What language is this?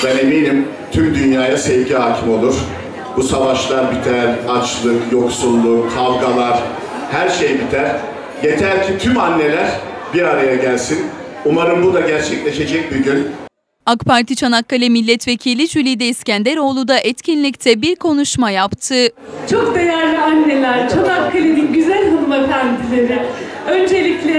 Turkish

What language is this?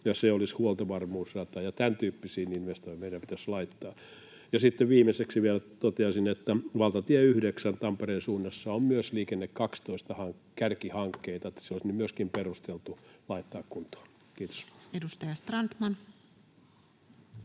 Finnish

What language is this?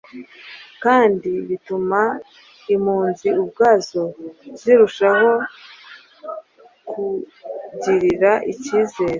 Kinyarwanda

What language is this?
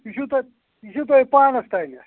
Kashmiri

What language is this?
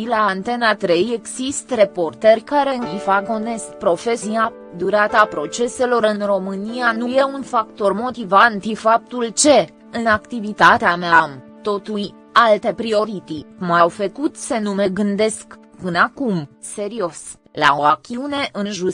Romanian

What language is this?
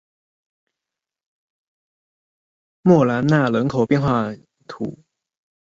Chinese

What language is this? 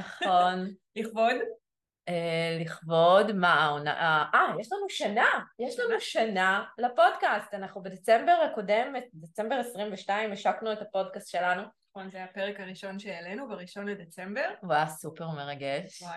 Hebrew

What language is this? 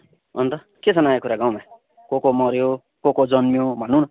Nepali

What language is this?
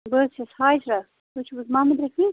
Kashmiri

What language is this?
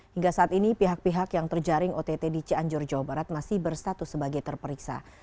Indonesian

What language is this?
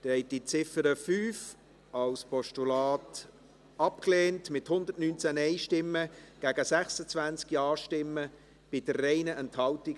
Swiss German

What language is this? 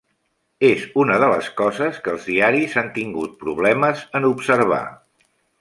Catalan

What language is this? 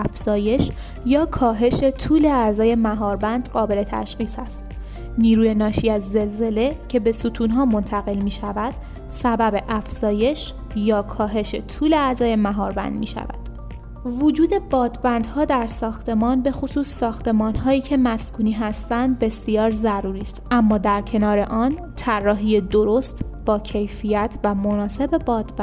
Persian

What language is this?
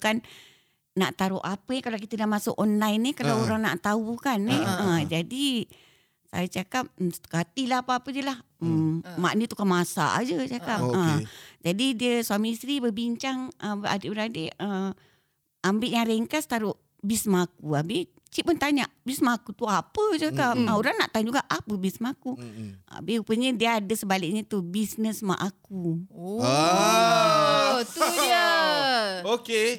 Malay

